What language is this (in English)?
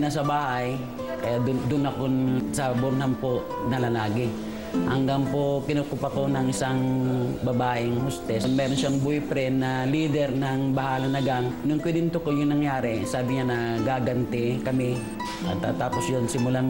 Filipino